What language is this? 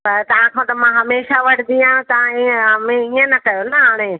Sindhi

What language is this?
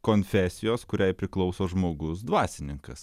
Lithuanian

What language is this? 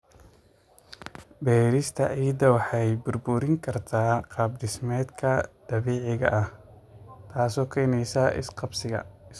Somali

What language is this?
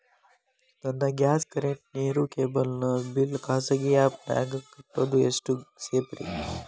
Kannada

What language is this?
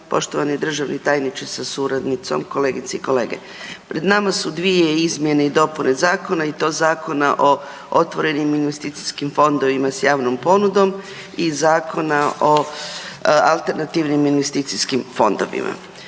Croatian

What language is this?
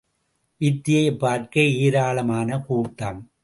Tamil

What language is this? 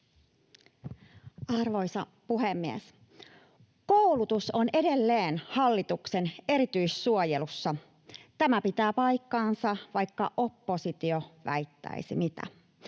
Finnish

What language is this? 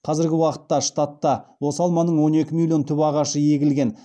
Kazakh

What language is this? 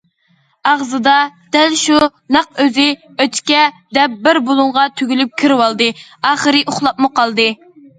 Uyghur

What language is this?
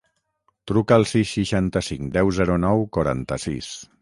Catalan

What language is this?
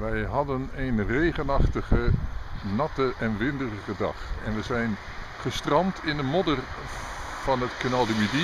Dutch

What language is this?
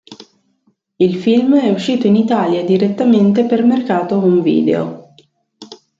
Italian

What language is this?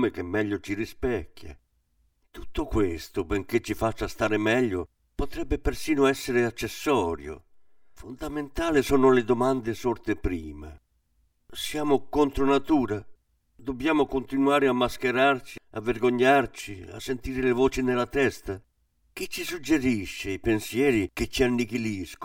Italian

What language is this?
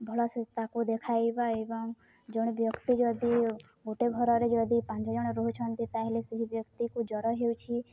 Odia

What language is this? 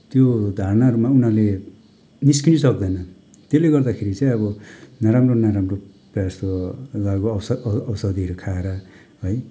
Nepali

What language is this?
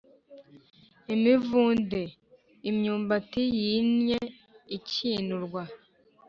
Kinyarwanda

